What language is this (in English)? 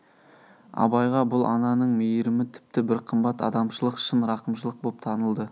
Kazakh